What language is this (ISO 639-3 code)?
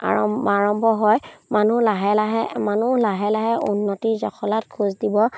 asm